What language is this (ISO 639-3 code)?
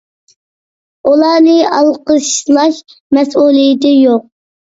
uig